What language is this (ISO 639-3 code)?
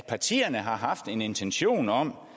dan